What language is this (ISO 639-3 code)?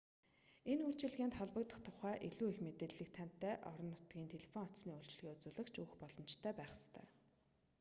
mon